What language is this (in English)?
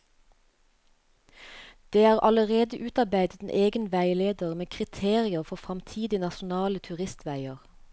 Norwegian